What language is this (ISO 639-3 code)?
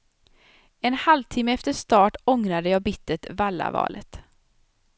swe